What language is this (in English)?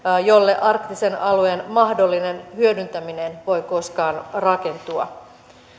Finnish